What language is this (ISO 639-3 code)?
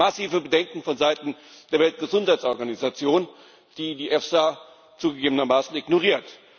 deu